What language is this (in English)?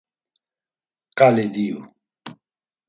Laz